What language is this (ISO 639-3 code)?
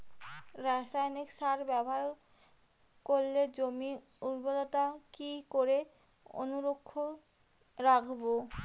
ben